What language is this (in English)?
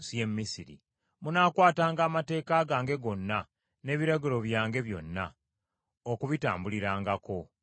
Ganda